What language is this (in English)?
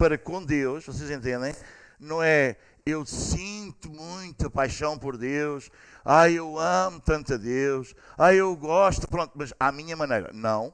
Portuguese